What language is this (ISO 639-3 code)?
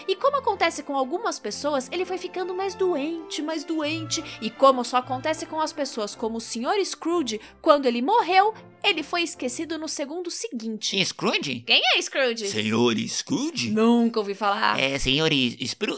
por